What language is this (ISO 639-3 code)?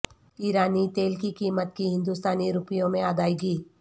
urd